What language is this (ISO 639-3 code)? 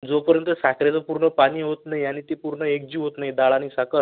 mar